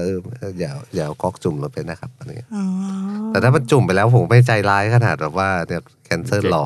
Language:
Thai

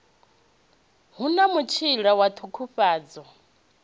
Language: Venda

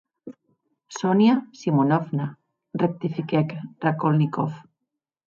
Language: Occitan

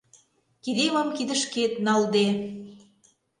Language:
Mari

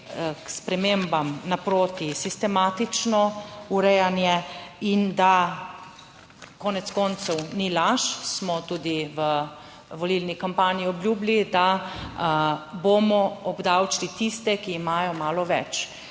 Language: Slovenian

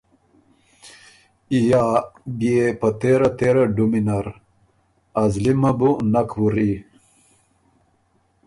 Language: Ormuri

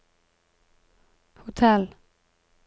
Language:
Norwegian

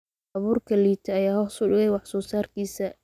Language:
Somali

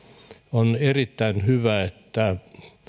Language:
Finnish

